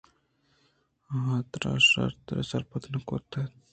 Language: Eastern Balochi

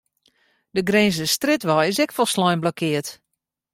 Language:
Western Frisian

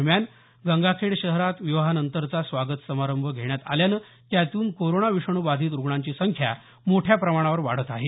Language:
Marathi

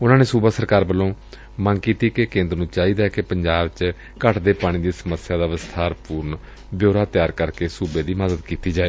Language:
Punjabi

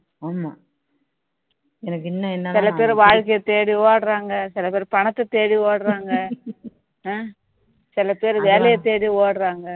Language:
Tamil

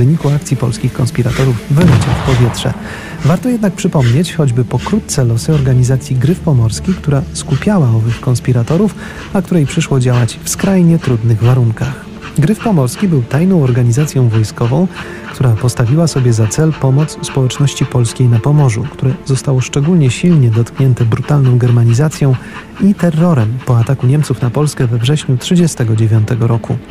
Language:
Polish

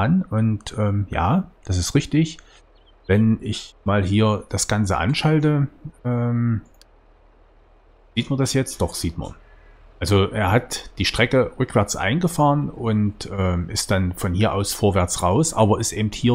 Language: German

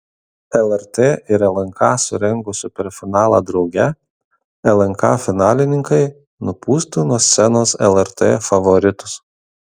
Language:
Lithuanian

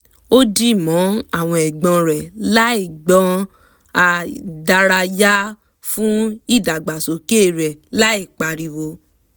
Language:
Yoruba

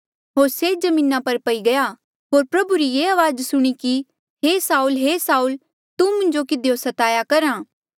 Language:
Mandeali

